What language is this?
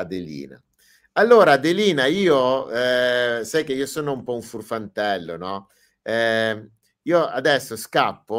Italian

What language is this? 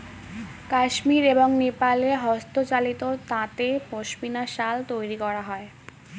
Bangla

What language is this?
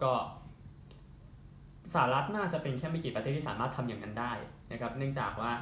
Thai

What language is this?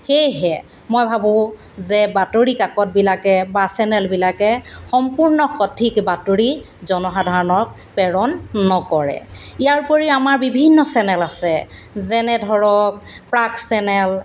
Assamese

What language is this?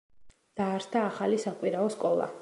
Georgian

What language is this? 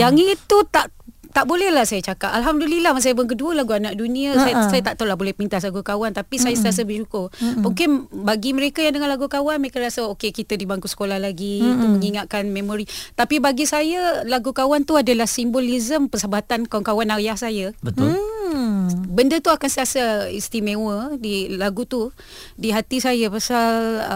Malay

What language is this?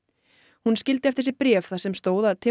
Icelandic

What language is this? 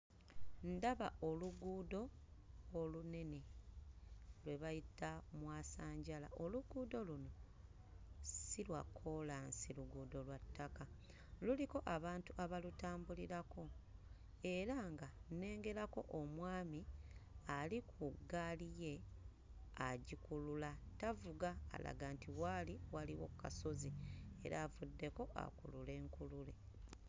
Ganda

